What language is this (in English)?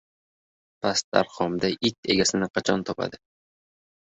Uzbek